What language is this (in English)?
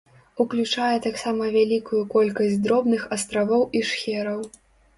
Belarusian